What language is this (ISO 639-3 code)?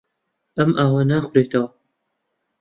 ckb